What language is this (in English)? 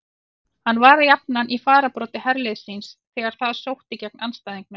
Icelandic